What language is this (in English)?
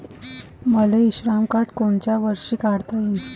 Marathi